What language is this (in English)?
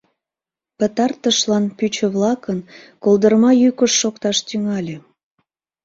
Mari